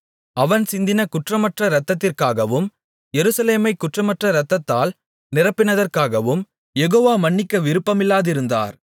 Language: Tamil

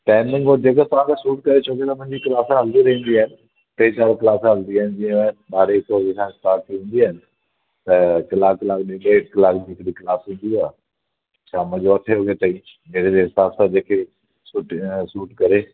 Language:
Sindhi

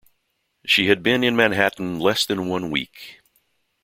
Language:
English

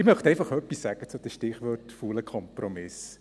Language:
Swiss German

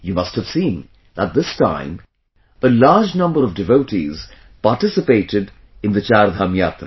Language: English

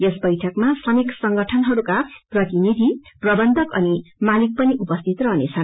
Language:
Nepali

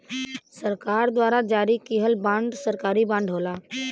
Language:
Bhojpuri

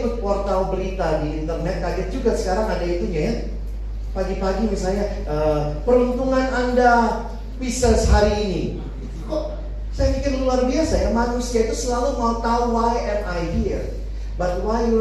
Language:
Indonesian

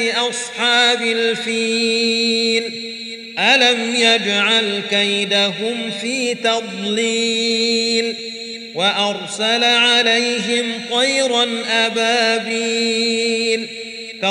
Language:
Arabic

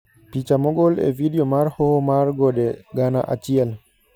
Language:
Luo (Kenya and Tanzania)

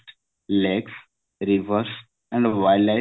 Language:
Odia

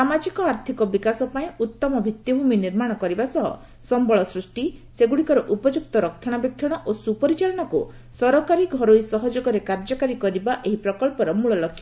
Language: Odia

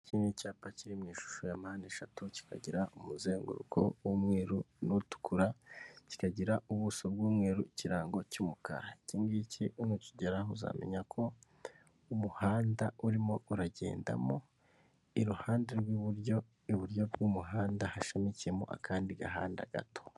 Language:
Kinyarwanda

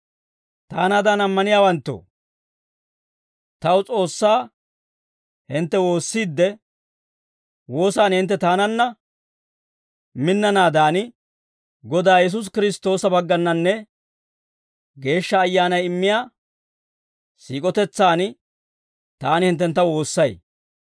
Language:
Dawro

